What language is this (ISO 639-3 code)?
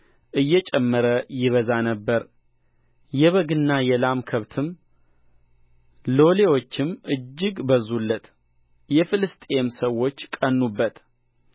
amh